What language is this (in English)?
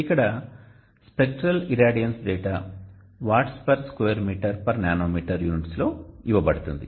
Telugu